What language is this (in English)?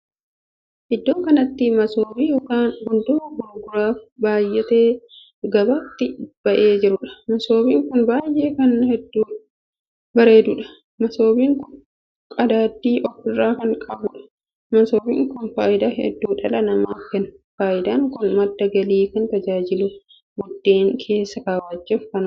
Oromo